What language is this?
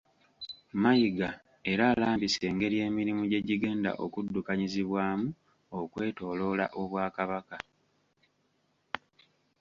Ganda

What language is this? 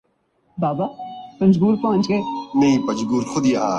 Urdu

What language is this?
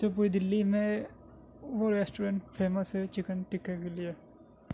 Urdu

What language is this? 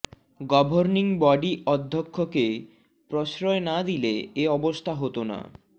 Bangla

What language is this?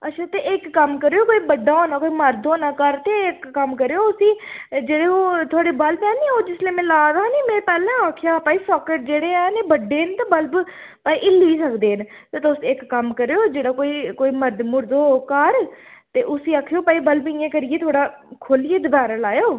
Dogri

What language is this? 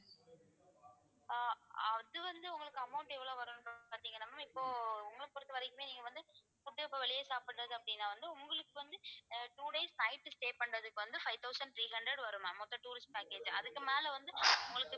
Tamil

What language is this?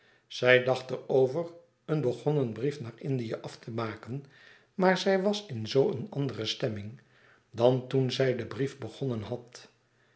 Dutch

